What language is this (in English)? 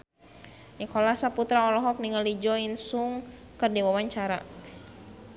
Sundanese